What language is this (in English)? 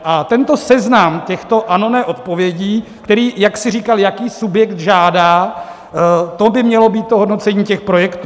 Czech